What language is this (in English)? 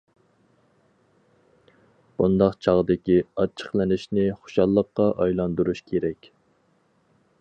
Uyghur